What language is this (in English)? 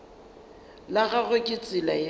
Northern Sotho